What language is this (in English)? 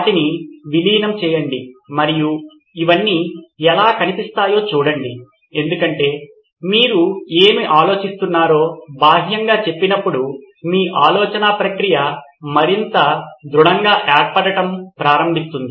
Telugu